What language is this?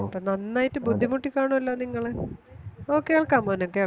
Malayalam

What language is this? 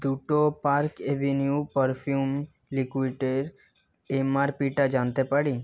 Bangla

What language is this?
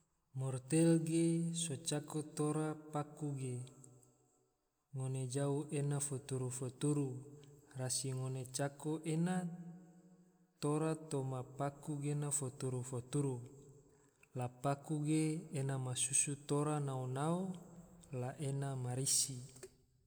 Tidore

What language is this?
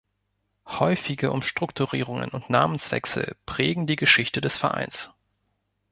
German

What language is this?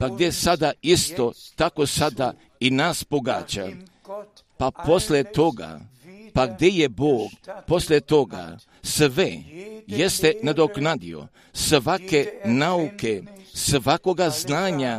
Croatian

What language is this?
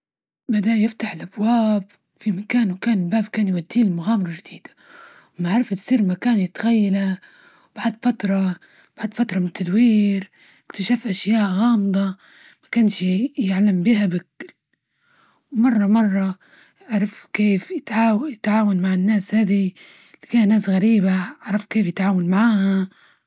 Libyan Arabic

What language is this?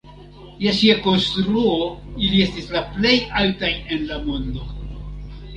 Esperanto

